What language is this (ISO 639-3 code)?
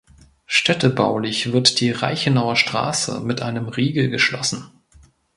deu